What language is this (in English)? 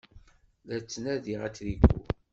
Kabyle